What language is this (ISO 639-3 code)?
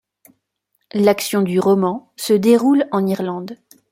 fra